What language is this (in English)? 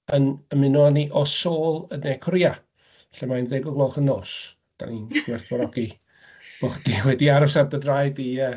Welsh